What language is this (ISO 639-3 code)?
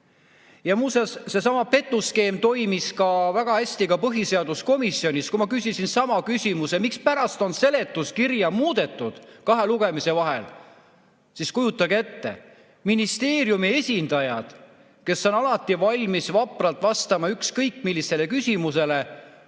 est